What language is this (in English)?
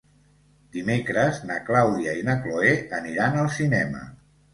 Catalan